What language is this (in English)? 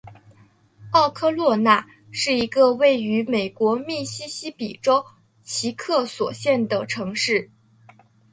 Chinese